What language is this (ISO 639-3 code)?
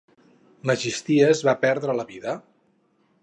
cat